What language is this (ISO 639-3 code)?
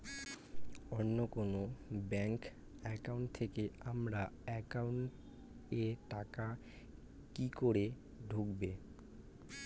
ben